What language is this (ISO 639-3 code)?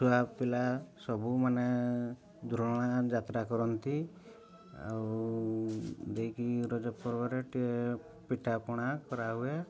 ori